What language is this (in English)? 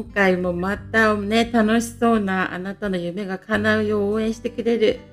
Japanese